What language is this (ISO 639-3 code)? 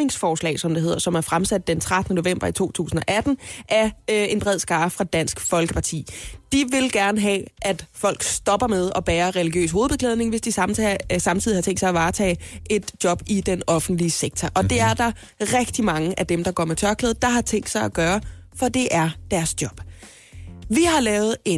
dan